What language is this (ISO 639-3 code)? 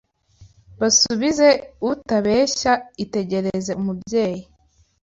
kin